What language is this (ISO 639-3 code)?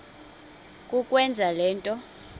xho